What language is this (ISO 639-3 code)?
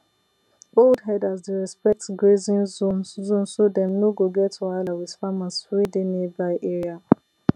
pcm